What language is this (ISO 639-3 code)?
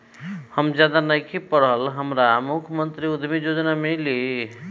bho